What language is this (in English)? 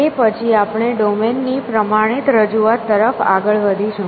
Gujarati